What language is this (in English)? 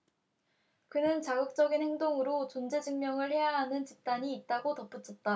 Korean